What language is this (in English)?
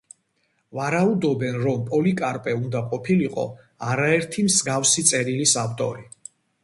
Georgian